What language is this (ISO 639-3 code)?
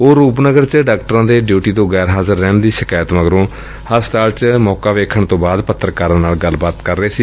pan